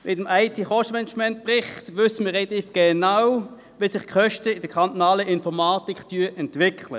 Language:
Swiss German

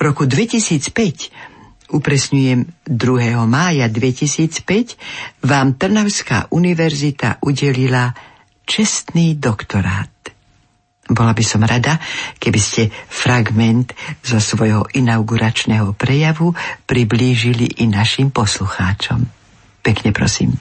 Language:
Slovak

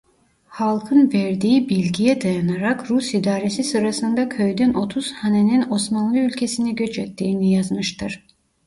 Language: Turkish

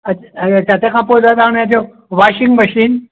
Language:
Sindhi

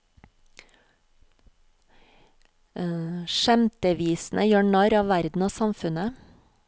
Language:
Norwegian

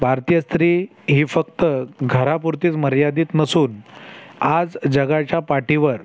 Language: Marathi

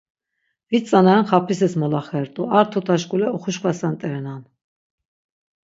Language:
Laz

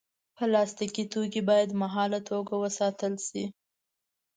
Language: Pashto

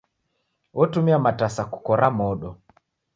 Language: Taita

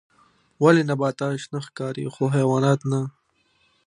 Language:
Pashto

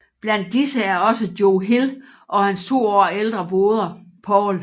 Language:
Danish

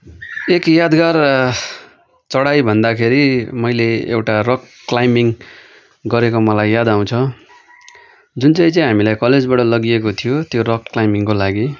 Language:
Nepali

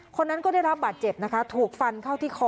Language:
Thai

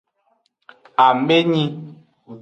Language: Aja (Benin)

